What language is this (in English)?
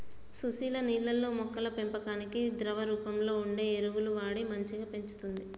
Telugu